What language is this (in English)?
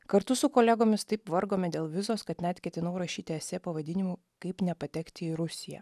Lithuanian